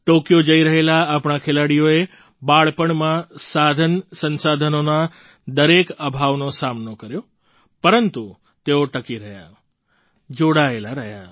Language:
Gujarati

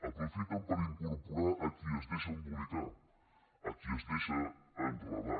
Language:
Catalan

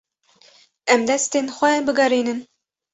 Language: Kurdish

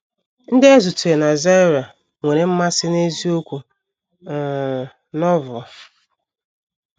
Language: Igbo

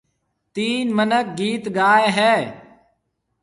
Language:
Marwari (Pakistan)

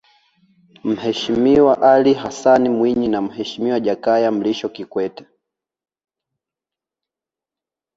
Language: Swahili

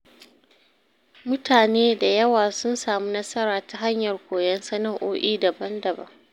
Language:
Hausa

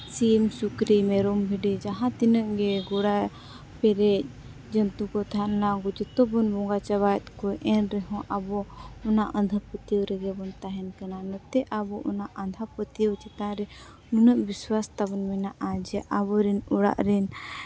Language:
Santali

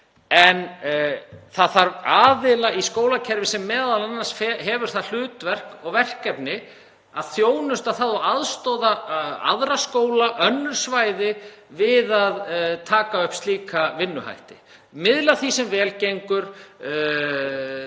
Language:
Icelandic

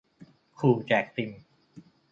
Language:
Thai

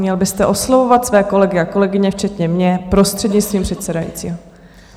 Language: Czech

